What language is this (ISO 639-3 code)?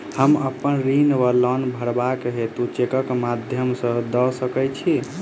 mai